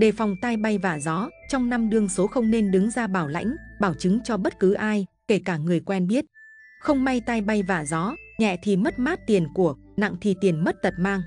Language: Vietnamese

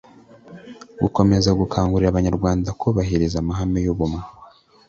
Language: Kinyarwanda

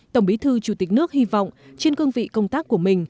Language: Vietnamese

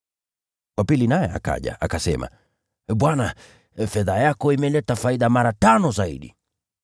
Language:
Swahili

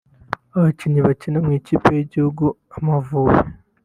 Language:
Kinyarwanda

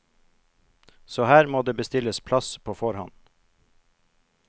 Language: Norwegian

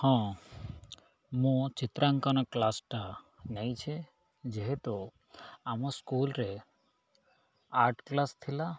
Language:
Odia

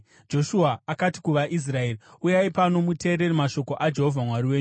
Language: Shona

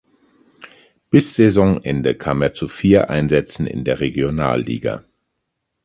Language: German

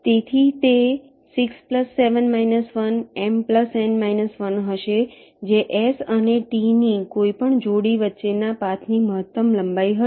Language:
Gujarati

